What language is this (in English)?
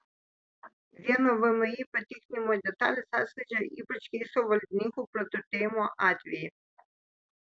Lithuanian